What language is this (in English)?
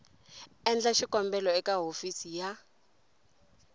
Tsonga